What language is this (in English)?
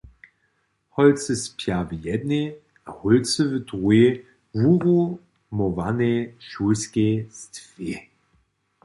Upper Sorbian